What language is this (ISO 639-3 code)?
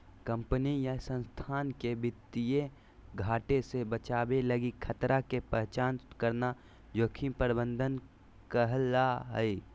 mag